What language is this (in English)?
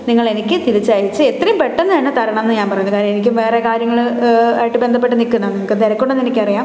Malayalam